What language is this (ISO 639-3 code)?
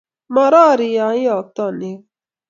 kln